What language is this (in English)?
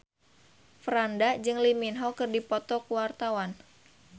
Sundanese